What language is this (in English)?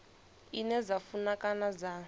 Venda